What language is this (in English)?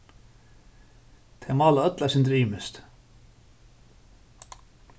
Faroese